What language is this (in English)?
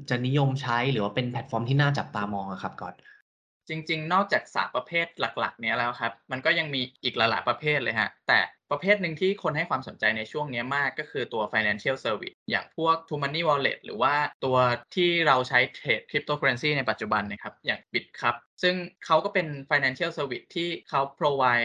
Thai